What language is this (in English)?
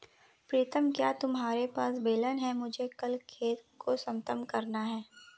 Hindi